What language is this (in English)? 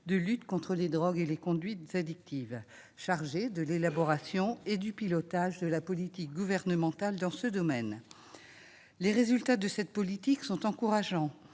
French